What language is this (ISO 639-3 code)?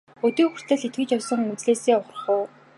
mon